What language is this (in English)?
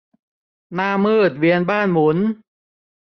Thai